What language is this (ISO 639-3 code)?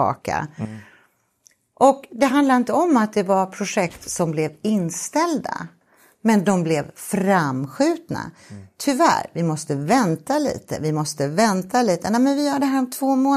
swe